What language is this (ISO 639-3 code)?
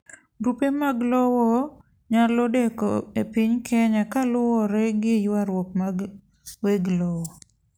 luo